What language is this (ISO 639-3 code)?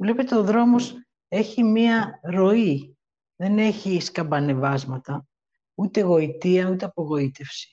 ell